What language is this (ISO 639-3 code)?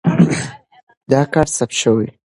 pus